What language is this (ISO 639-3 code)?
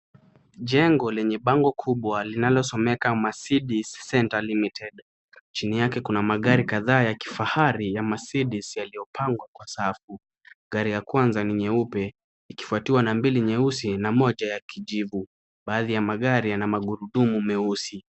swa